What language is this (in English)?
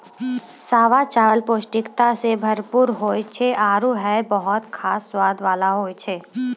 Maithili